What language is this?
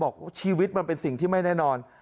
Thai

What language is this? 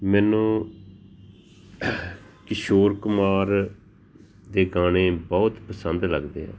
Punjabi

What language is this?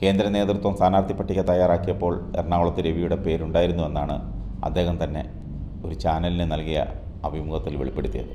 Malayalam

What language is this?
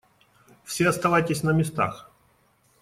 Russian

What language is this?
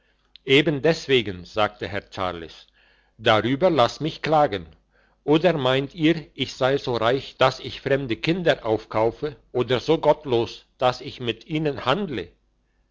German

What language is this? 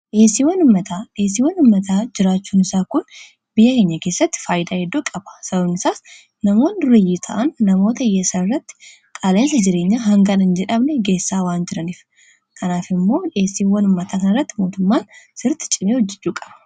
Oromo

